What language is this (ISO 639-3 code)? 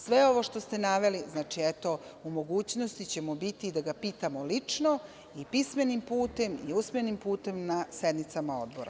srp